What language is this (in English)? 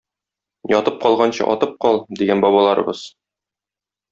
Tatar